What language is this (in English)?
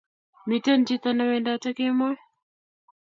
Kalenjin